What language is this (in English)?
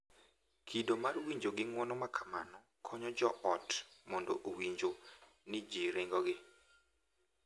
Luo (Kenya and Tanzania)